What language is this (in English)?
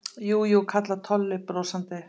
Icelandic